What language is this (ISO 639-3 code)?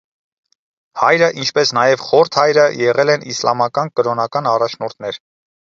hye